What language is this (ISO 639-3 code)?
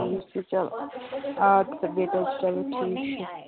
kas